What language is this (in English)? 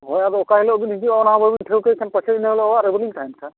Santali